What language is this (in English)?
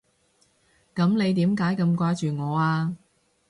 Cantonese